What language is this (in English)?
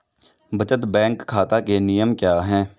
Hindi